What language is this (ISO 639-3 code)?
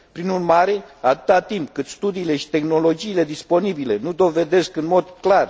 ron